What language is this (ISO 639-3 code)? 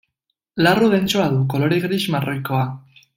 eus